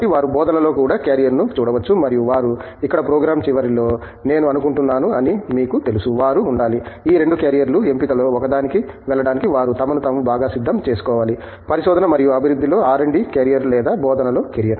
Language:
Telugu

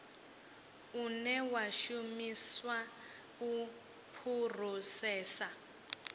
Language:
Venda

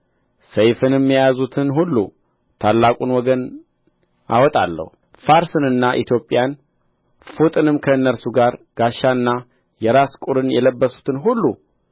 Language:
Amharic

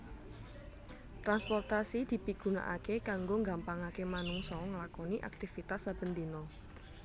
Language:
Javanese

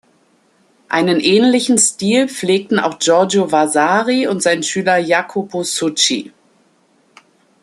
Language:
German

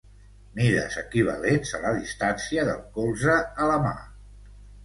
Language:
Catalan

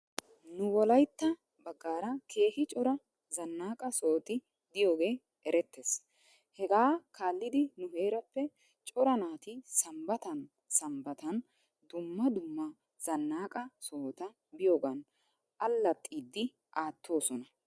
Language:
Wolaytta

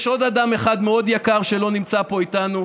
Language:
Hebrew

